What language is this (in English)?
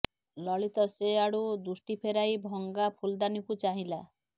Odia